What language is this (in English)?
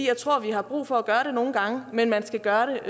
Danish